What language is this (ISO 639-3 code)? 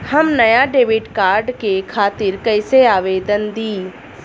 bho